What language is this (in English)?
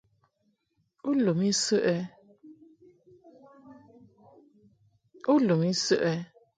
Mungaka